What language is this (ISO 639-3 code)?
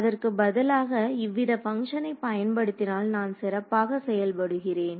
tam